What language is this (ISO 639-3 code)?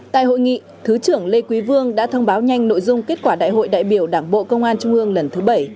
vie